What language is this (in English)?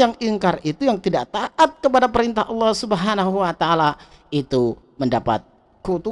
Indonesian